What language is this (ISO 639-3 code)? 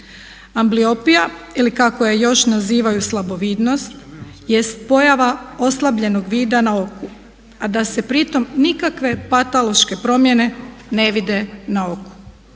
hrv